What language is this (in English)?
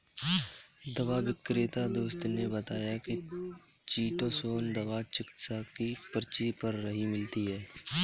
Hindi